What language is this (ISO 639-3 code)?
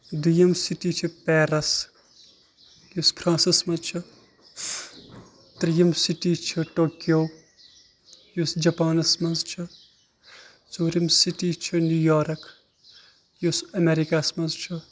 kas